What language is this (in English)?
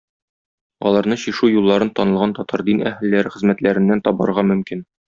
Tatar